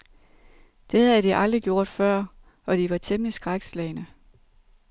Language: Danish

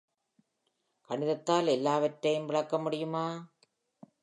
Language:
Tamil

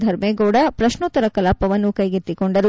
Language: Kannada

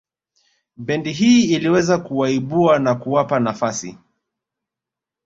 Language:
Swahili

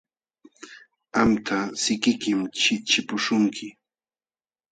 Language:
Jauja Wanca Quechua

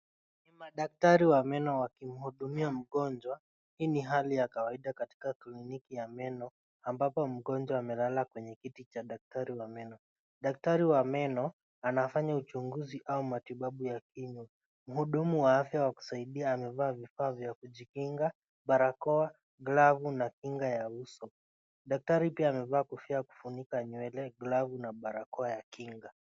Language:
Swahili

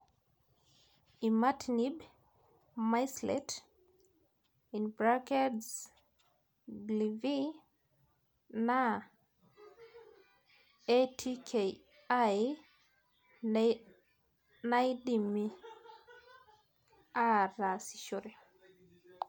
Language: Masai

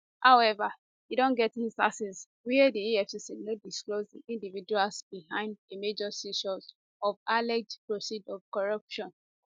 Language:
Nigerian Pidgin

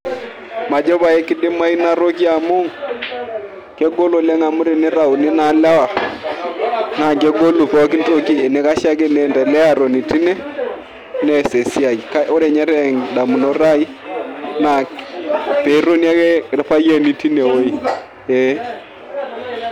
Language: Masai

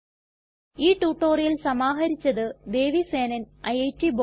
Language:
Malayalam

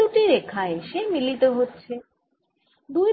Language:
Bangla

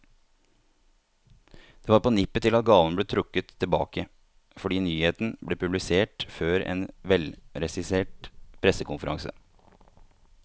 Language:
Norwegian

